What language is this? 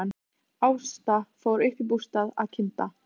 Icelandic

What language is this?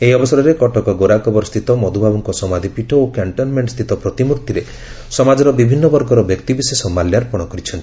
Odia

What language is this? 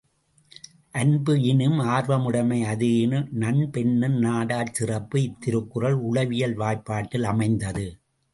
Tamil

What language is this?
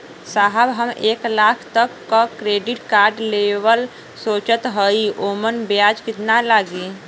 Bhojpuri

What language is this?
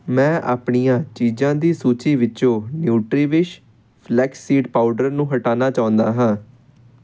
Punjabi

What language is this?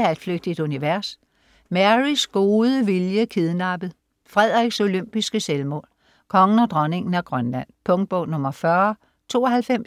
Danish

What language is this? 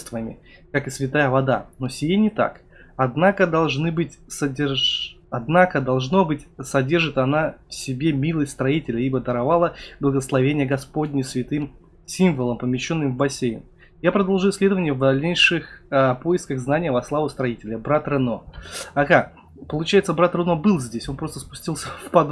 Russian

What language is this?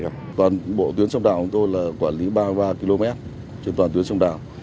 Vietnamese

